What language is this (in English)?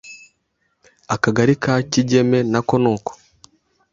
Kinyarwanda